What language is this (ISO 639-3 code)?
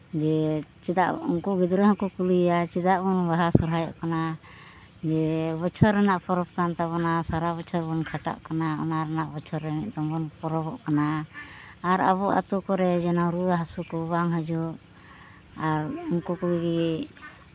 sat